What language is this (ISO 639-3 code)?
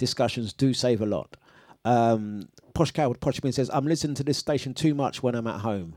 eng